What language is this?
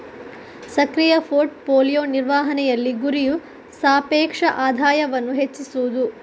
Kannada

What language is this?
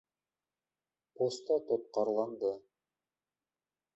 Bashkir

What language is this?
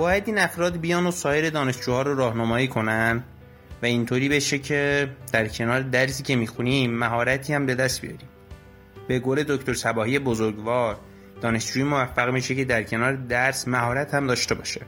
Persian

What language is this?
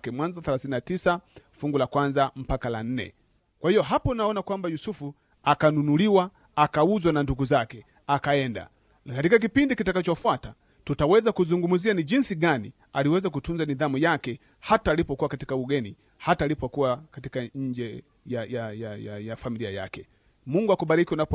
Swahili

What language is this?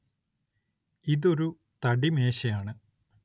Malayalam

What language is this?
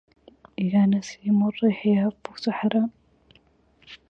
Arabic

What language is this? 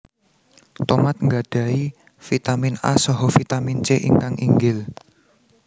Javanese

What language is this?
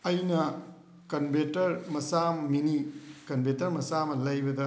Manipuri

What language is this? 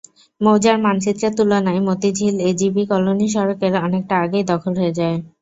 Bangla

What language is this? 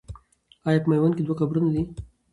Pashto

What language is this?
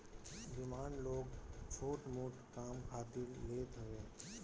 Bhojpuri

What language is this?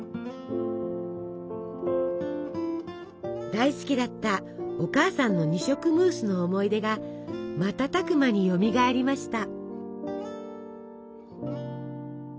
Japanese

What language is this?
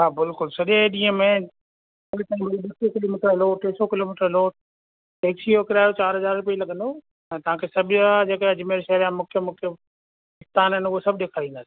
Sindhi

